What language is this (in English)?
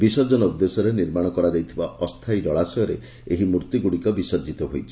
Odia